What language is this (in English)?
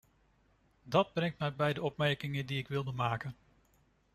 Dutch